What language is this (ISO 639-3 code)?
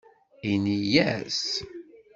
kab